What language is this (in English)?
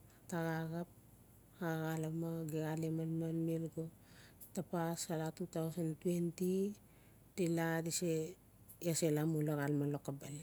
Notsi